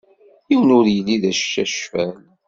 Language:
Kabyle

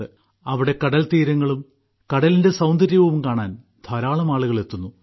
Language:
Malayalam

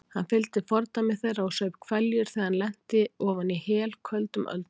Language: Icelandic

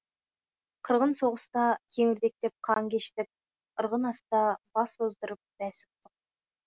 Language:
Kazakh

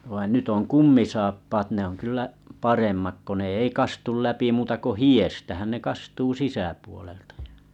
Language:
Finnish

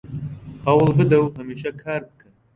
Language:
Central Kurdish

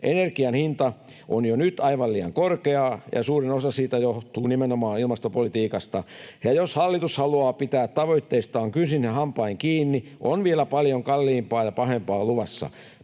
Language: Finnish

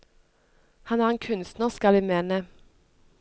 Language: Norwegian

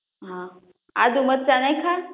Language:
Gujarati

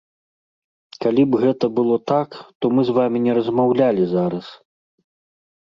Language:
Belarusian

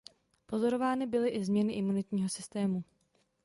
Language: Czech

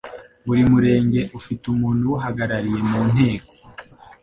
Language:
Kinyarwanda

